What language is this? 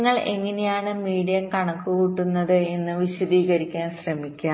Malayalam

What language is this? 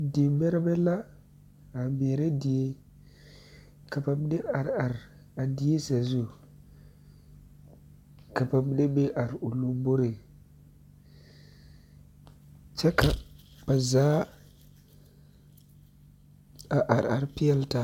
Southern Dagaare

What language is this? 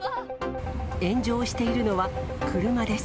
Japanese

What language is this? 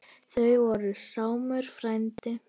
Icelandic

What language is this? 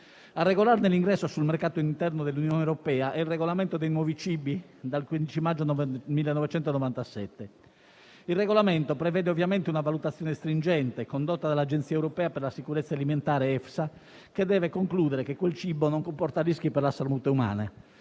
Italian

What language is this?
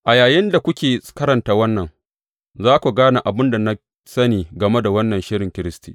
Hausa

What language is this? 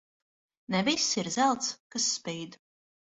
Latvian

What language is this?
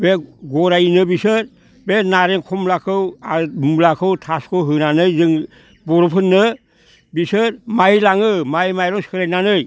Bodo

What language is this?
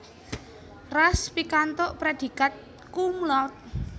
Javanese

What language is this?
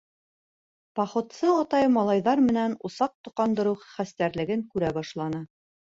Bashkir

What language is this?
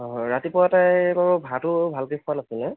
Assamese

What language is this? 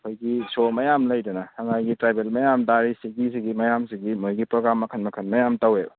Manipuri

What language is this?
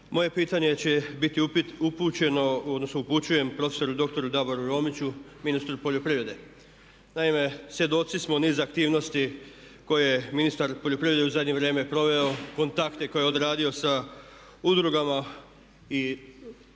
Croatian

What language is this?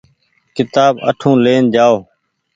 Goaria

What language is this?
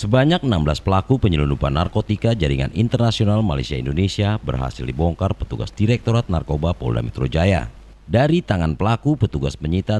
Indonesian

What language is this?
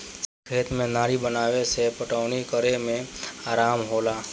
Bhojpuri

